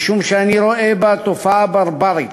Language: Hebrew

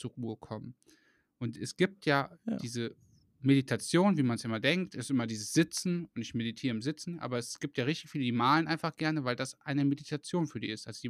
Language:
German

